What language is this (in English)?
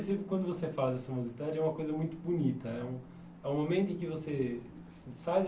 Portuguese